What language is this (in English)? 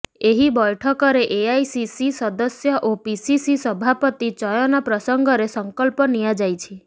Odia